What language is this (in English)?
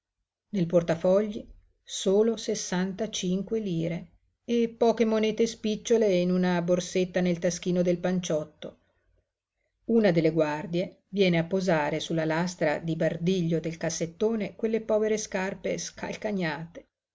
Italian